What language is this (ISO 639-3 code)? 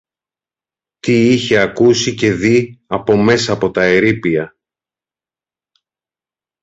ell